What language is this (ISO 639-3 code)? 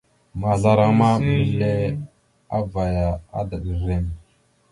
mxu